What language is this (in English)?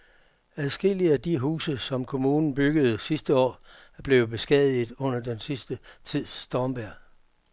Danish